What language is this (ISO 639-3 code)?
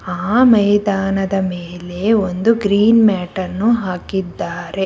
kan